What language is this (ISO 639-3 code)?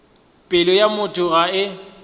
nso